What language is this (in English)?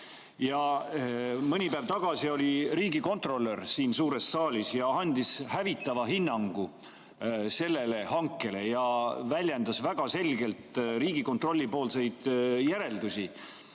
Estonian